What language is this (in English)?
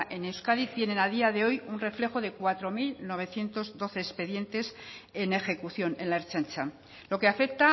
Spanish